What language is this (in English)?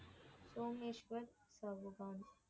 Tamil